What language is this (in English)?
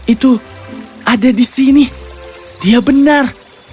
Indonesian